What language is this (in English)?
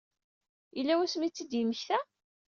Kabyle